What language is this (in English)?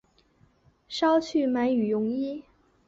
Chinese